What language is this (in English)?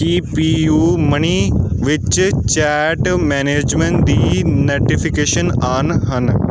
Punjabi